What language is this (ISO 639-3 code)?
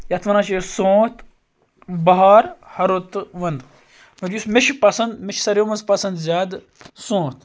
kas